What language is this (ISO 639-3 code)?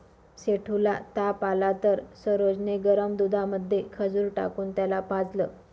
mar